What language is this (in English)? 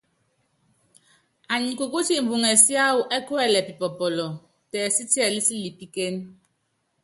Yangben